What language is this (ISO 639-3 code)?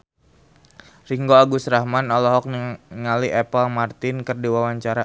sun